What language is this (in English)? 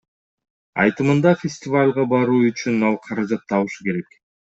Kyrgyz